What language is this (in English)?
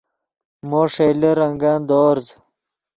Yidgha